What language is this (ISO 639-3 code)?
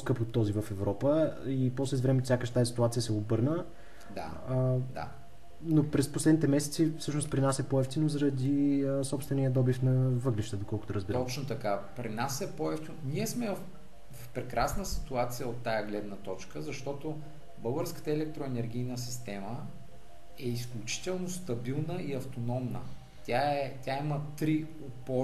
bul